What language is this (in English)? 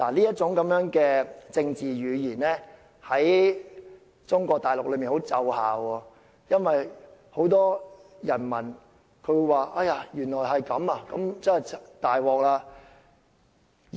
Cantonese